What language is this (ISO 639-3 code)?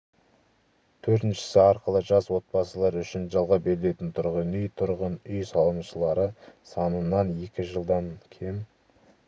kaz